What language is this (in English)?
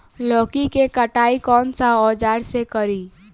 Bhojpuri